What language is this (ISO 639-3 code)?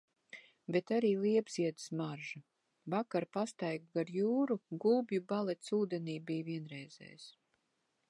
lav